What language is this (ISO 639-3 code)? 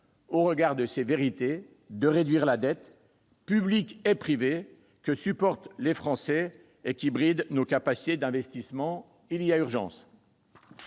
fra